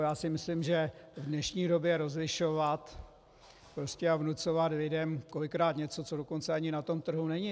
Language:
Czech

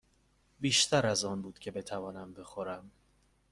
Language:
Persian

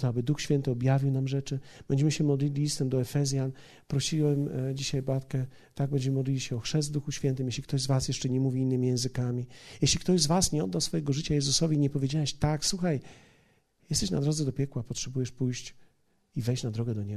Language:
Polish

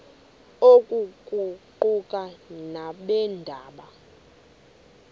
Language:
Xhosa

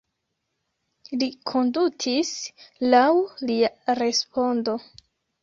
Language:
Esperanto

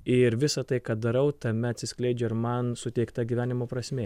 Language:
Lithuanian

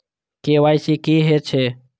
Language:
Maithili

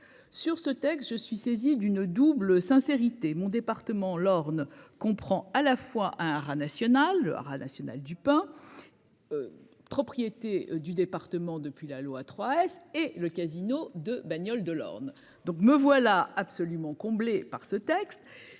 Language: French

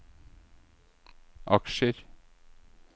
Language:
Norwegian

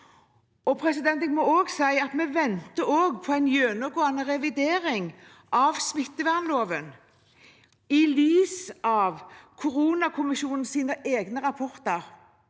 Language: Norwegian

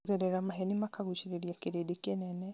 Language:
Kikuyu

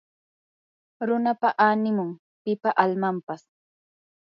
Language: Yanahuanca Pasco Quechua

